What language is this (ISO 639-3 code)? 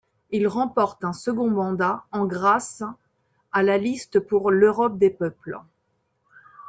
fra